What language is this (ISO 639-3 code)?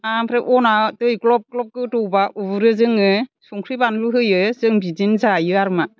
brx